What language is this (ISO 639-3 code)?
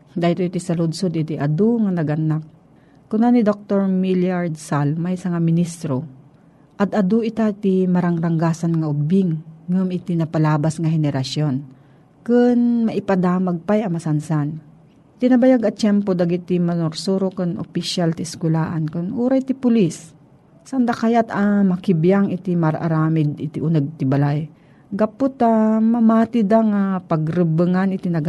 fil